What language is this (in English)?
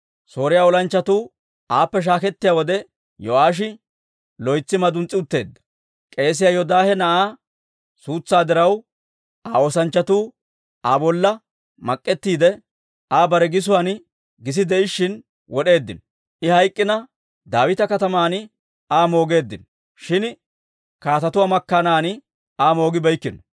Dawro